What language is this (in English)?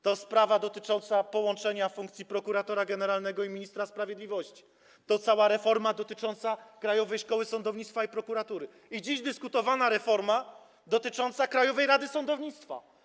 Polish